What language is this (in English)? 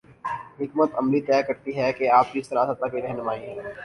Urdu